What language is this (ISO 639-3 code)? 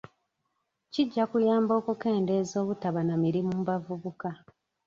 lug